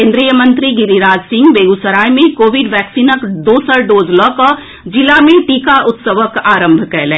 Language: Maithili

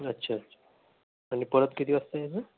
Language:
Marathi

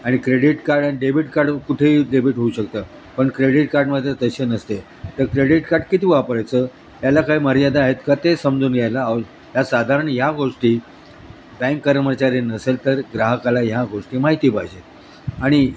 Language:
Marathi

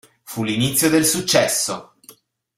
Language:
Italian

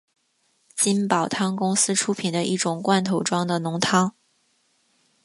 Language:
Chinese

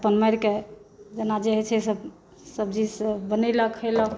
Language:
Maithili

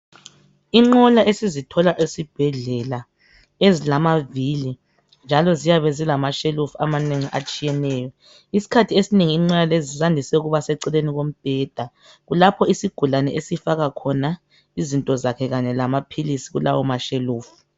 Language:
North Ndebele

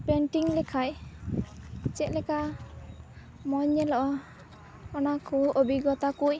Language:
Santali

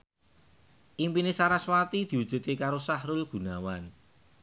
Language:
Javanese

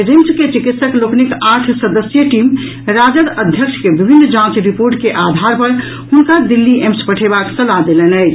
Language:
Maithili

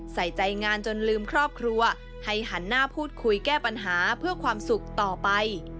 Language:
Thai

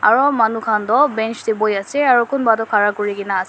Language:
Naga Pidgin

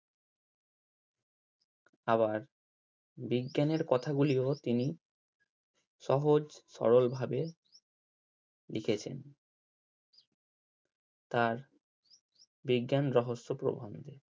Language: Bangla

